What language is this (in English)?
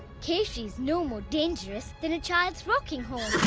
English